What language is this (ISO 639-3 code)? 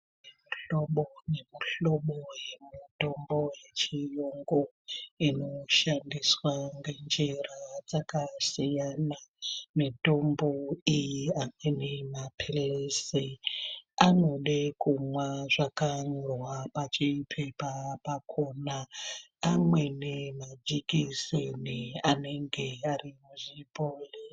ndc